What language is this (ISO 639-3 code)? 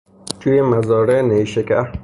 fas